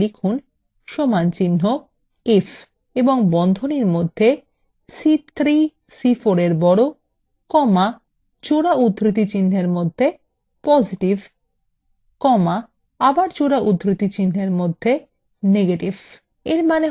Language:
Bangla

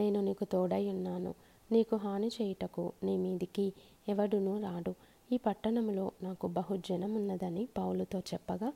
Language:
Telugu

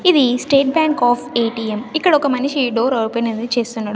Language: Telugu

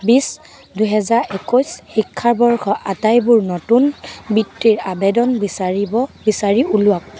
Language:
Assamese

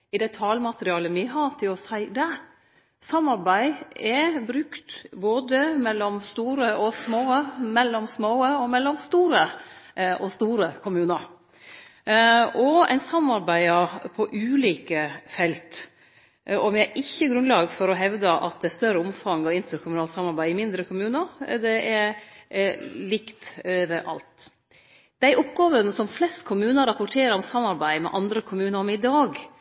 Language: Norwegian Nynorsk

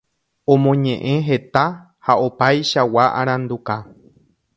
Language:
Guarani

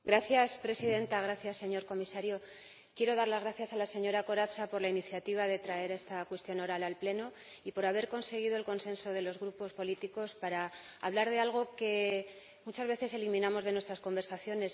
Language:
Spanish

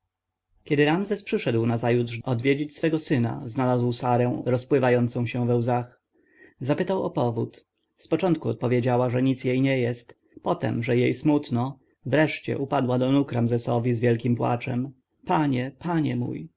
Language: Polish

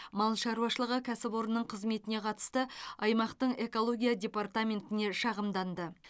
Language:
Kazakh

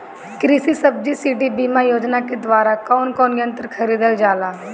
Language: Bhojpuri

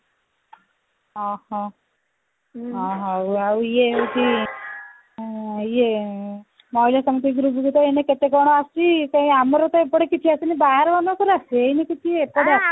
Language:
Odia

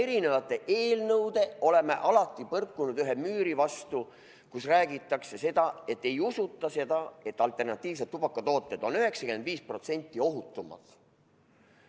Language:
Estonian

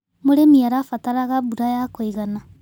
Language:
Kikuyu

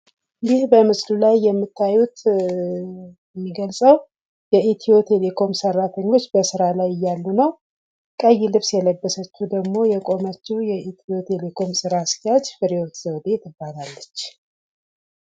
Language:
Amharic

